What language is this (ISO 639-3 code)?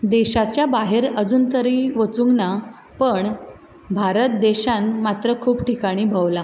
kok